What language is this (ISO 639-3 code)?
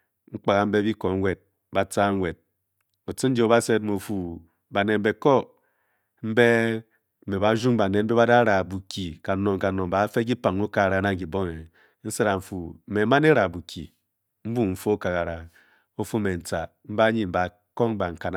bky